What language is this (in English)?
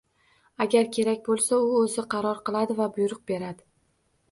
Uzbek